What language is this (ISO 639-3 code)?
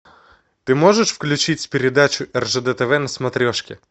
rus